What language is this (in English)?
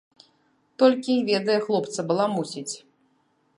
Belarusian